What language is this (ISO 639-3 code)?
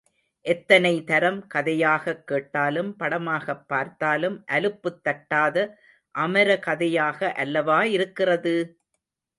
tam